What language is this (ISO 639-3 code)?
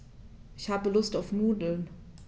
deu